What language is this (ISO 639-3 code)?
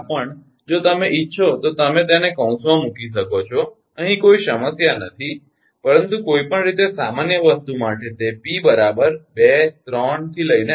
guj